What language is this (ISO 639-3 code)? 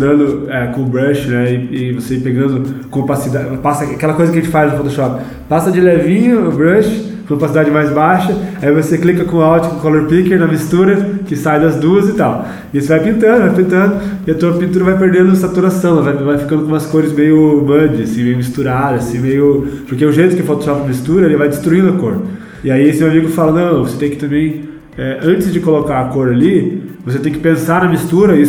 por